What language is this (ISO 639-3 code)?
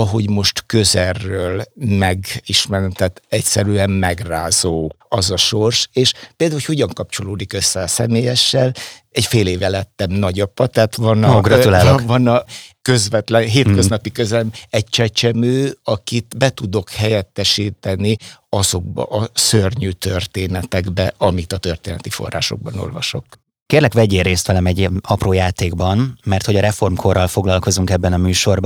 hun